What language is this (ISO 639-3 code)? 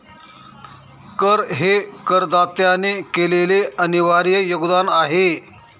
mar